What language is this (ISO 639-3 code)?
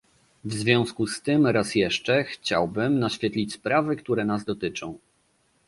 pol